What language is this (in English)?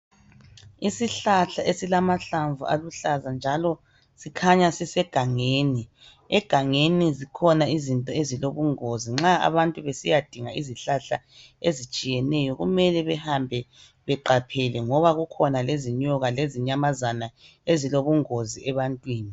North Ndebele